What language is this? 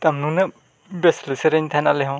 Santali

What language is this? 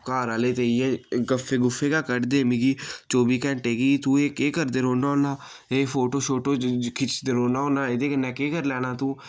Dogri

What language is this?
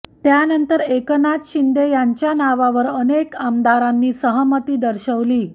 Marathi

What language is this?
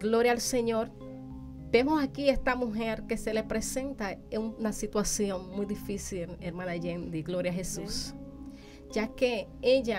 Spanish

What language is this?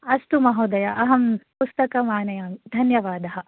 Sanskrit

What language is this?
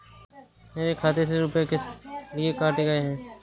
Hindi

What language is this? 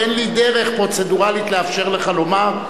Hebrew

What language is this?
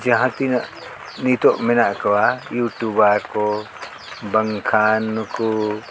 Santali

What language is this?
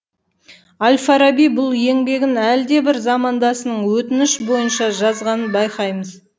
Kazakh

